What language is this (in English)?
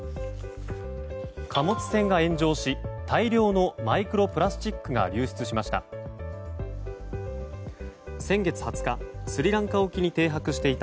Japanese